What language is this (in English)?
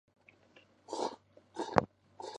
Chinese